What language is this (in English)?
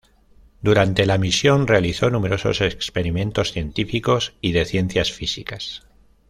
Spanish